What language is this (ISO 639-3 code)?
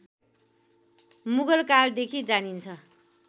nep